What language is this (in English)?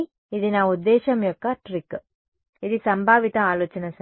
Telugu